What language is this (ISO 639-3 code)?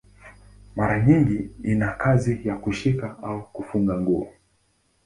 swa